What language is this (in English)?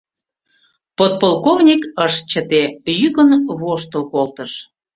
Mari